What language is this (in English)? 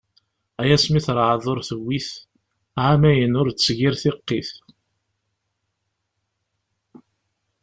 Kabyle